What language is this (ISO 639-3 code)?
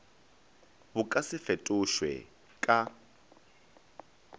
nso